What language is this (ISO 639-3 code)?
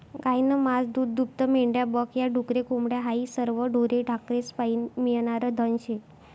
mar